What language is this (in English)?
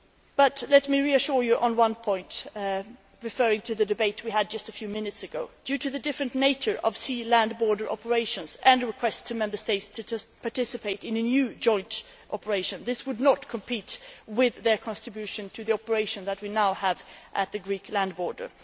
English